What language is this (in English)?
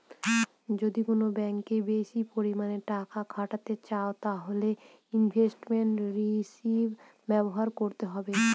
Bangla